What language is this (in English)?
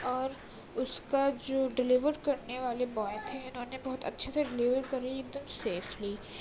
Urdu